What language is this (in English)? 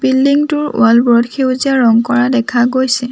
Assamese